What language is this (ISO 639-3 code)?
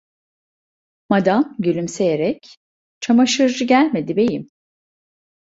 tur